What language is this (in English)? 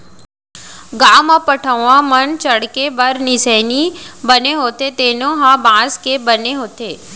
Chhattisgarhi